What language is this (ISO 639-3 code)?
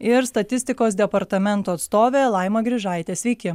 lit